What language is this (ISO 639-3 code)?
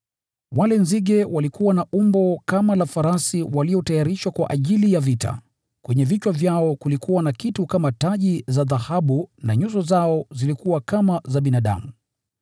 swa